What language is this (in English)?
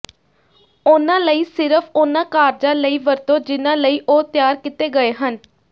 Punjabi